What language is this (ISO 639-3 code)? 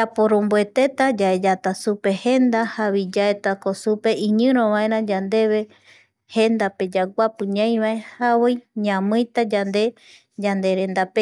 gui